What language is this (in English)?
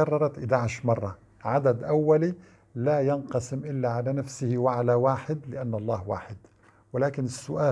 Arabic